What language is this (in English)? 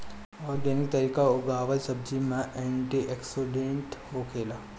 Bhojpuri